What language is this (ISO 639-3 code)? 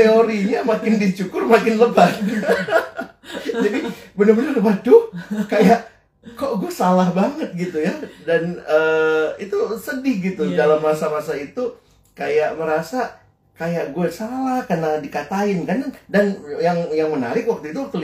ind